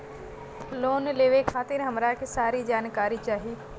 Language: Bhojpuri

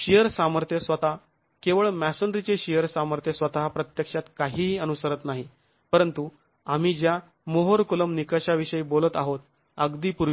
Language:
Marathi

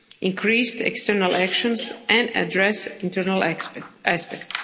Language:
English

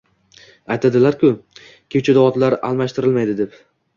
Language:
Uzbek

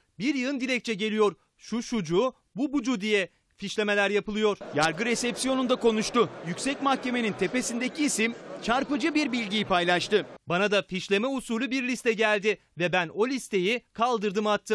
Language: Turkish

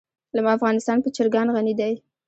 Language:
Pashto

